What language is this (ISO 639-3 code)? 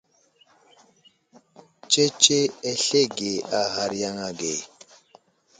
udl